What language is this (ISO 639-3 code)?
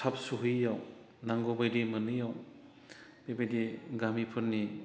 brx